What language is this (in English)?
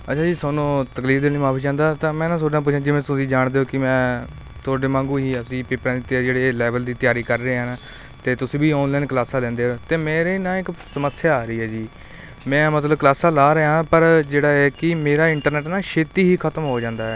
Punjabi